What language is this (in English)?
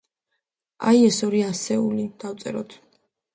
Georgian